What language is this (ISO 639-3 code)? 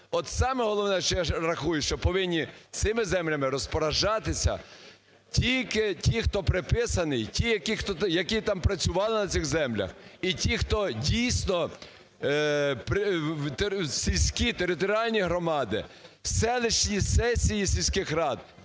ukr